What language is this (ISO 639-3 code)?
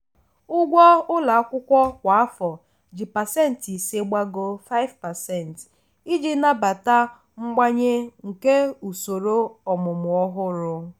ibo